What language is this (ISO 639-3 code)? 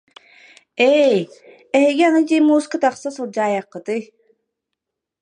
sah